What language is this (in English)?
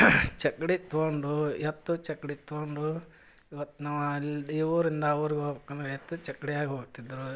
Kannada